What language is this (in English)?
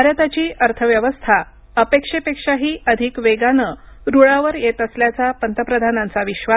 Marathi